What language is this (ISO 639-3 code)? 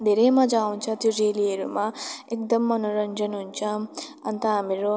nep